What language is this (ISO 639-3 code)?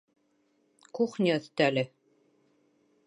bak